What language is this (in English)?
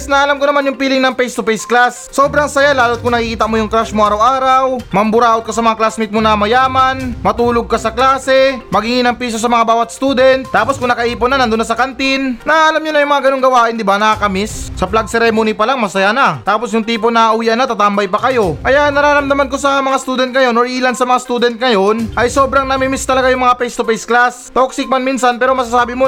Filipino